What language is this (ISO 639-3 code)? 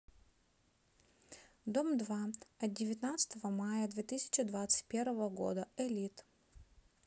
rus